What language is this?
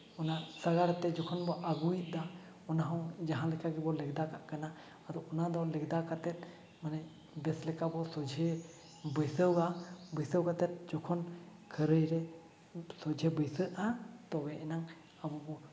Santali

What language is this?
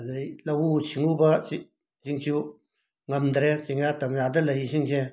Manipuri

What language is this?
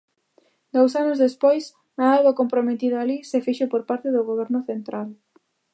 Galician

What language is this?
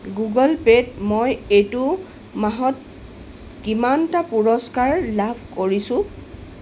Assamese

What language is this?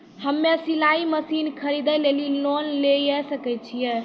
Maithili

